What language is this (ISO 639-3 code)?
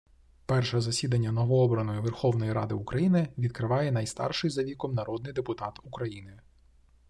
ukr